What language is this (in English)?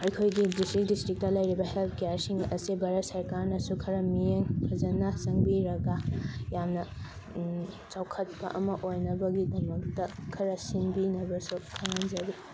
Manipuri